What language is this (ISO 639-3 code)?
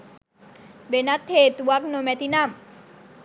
sin